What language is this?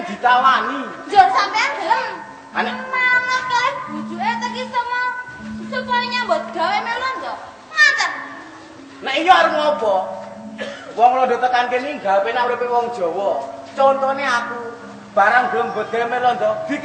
Indonesian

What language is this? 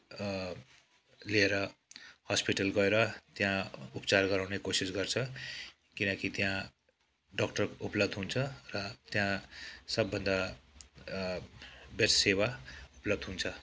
Nepali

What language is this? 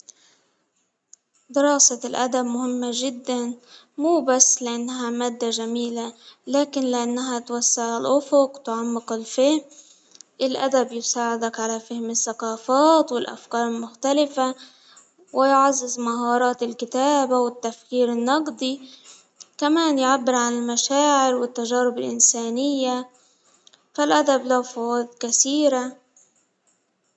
Hijazi Arabic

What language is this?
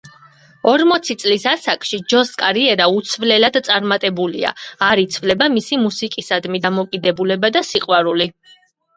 Georgian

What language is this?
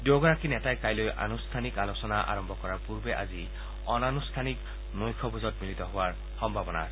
Assamese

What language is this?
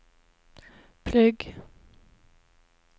Norwegian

